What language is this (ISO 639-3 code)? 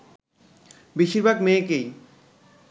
ben